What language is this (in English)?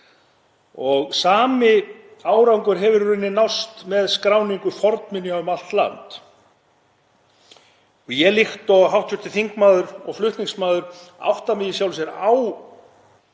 Icelandic